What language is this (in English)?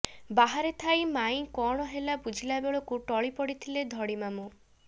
Odia